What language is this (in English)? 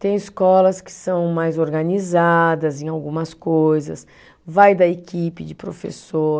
Portuguese